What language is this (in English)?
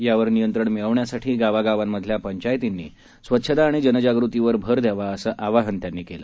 Marathi